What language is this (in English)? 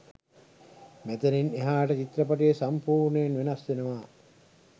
Sinhala